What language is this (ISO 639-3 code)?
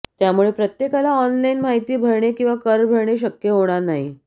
mar